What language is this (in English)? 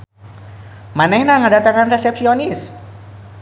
Sundanese